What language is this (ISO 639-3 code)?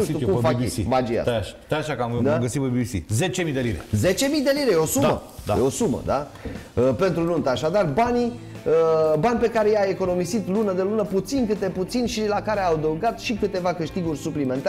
ron